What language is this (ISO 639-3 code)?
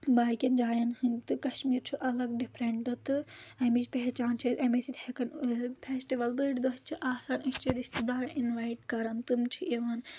kas